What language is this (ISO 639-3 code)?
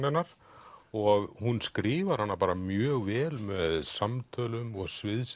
isl